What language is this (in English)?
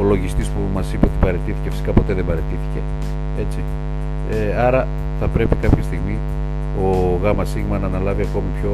Greek